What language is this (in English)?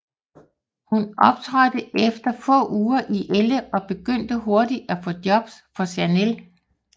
Danish